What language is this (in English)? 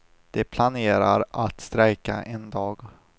Swedish